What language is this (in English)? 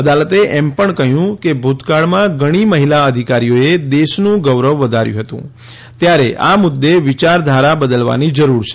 Gujarati